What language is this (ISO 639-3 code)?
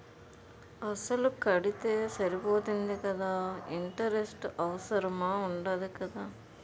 tel